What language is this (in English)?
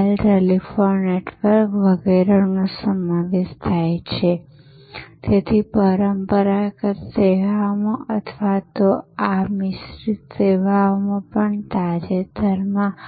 Gujarati